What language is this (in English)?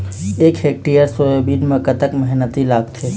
Chhattisgarhi